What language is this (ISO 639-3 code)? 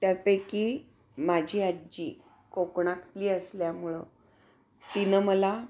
mar